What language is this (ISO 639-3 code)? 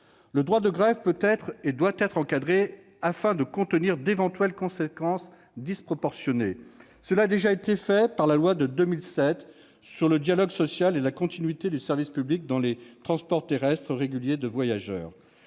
fra